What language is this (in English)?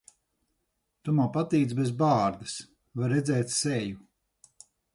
Latvian